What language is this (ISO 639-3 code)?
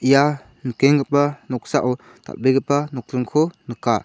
grt